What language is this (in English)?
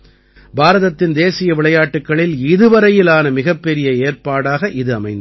Tamil